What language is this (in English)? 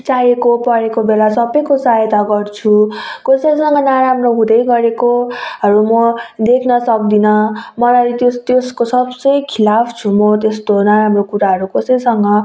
Nepali